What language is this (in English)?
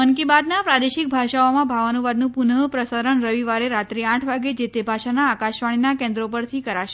Gujarati